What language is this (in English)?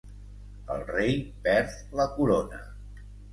Catalan